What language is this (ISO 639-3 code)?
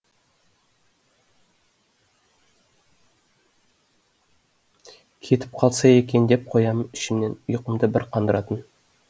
kaz